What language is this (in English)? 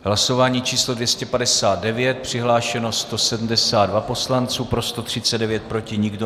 Czech